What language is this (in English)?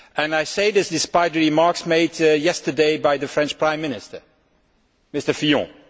English